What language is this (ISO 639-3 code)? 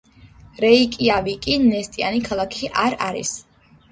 kat